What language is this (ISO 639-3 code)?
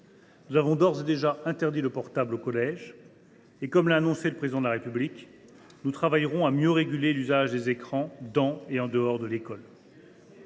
fra